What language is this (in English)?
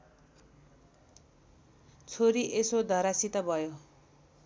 Nepali